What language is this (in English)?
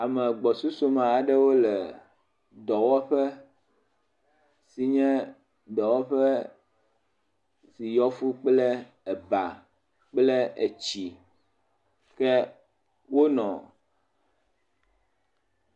Ewe